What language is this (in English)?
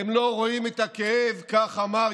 Hebrew